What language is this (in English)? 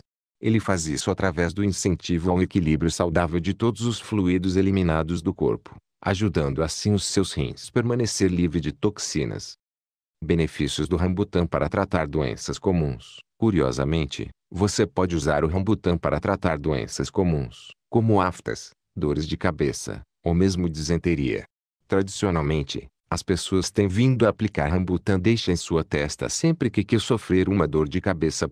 Portuguese